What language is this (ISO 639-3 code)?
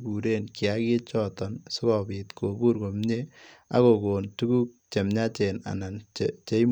kln